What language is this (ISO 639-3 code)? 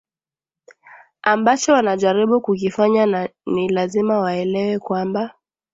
swa